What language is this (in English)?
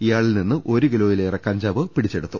Malayalam